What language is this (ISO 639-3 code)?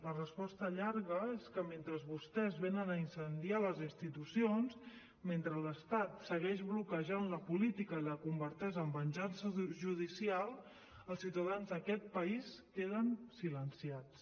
cat